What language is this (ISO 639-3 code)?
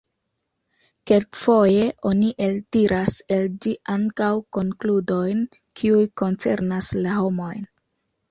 epo